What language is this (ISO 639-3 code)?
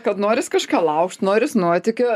lit